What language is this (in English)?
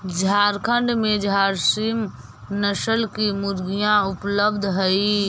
Magahi